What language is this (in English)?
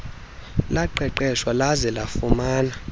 Xhosa